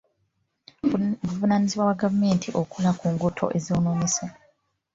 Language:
Ganda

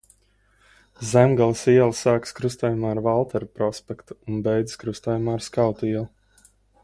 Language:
Latvian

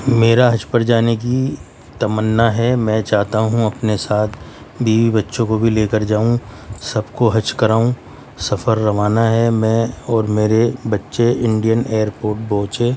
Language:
Urdu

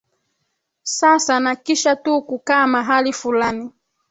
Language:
Swahili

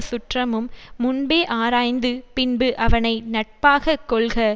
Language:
Tamil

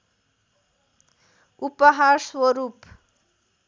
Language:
Nepali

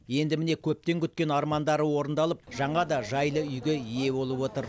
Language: Kazakh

